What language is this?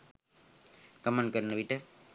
Sinhala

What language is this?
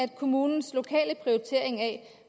Danish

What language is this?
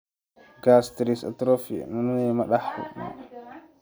Somali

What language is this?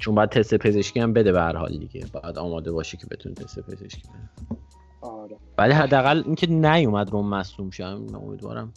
Persian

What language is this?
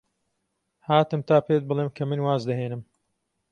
Central Kurdish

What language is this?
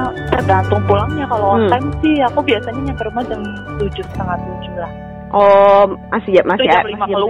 Indonesian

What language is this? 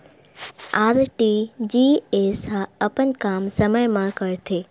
Chhattisgarhi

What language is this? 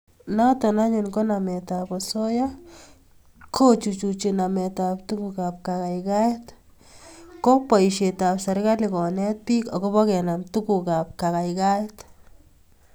Kalenjin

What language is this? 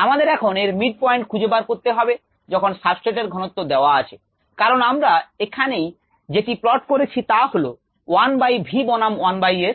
Bangla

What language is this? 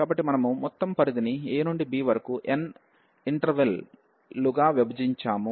Telugu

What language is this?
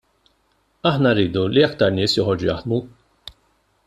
Maltese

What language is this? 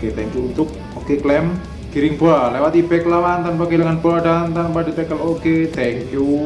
Indonesian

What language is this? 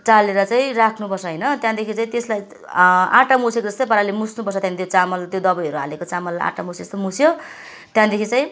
Nepali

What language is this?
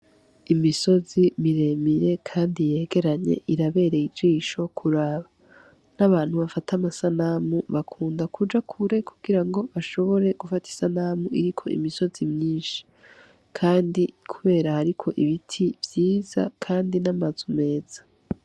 Rundi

